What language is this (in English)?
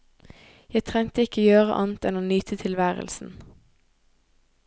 Norwegian